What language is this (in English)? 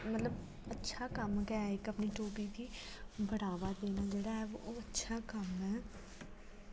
Dogri